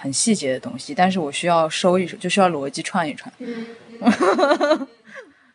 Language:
Chinese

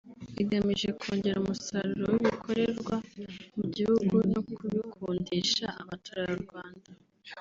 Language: Kinyarwanda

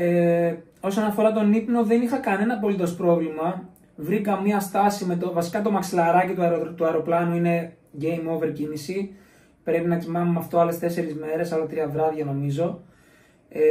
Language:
Greek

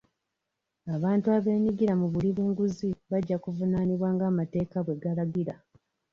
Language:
Ganda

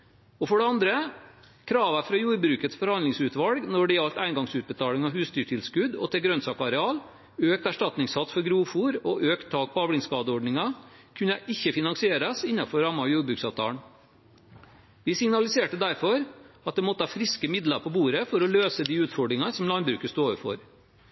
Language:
Norwegian Bokmål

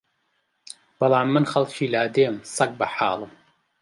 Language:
Central Kurdish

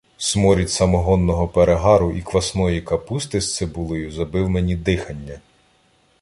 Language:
Ukrainian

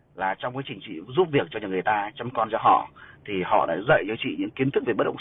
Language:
Vietnamese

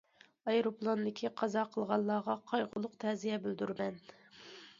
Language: Uyghur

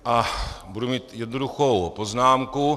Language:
Czech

